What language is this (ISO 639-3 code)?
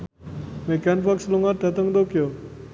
jav